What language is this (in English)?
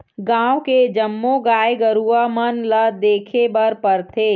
Chhattisgarhi